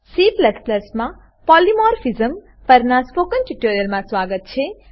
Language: Gujarati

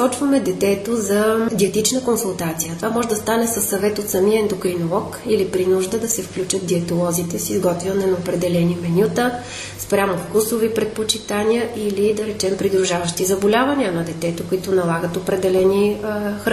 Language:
Bulgarian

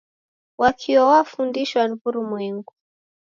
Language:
Taita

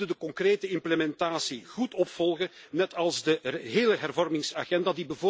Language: Dutch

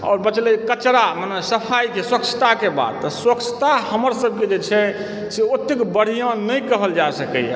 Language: Maithili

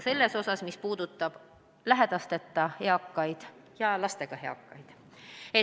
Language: Estonian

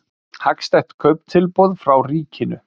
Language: Icelandic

